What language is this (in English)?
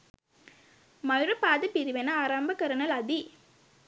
Sinhala